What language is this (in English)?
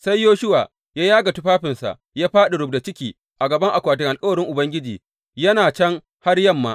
Hausa